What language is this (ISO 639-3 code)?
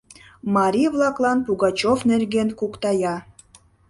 chm